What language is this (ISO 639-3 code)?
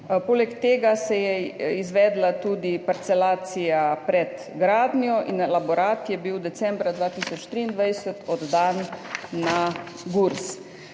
slv